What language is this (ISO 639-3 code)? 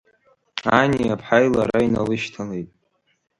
abk